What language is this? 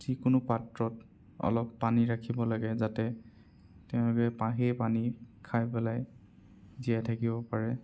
Assamese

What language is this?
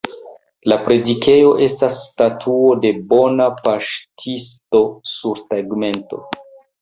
Esperanto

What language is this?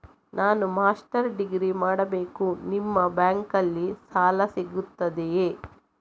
Kannada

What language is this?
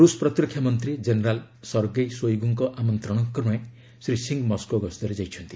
Odia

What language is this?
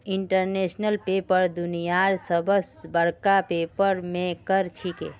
Magahi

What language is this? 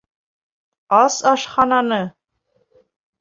Bashkir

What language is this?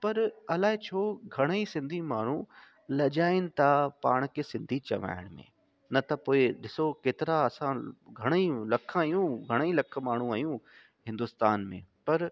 Sindhi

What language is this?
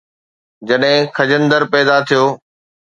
Sindhi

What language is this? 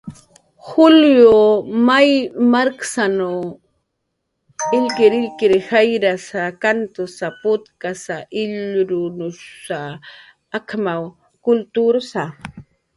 Jaqaru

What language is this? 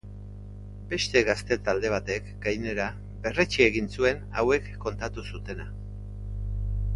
Basque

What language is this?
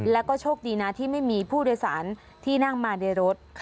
Thai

